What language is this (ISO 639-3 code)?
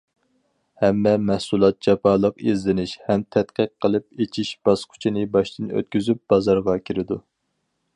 uig